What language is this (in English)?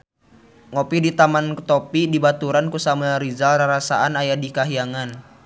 Sundanese